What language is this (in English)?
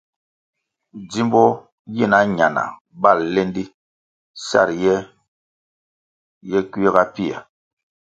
Kwasio